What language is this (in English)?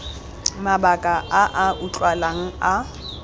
Tswana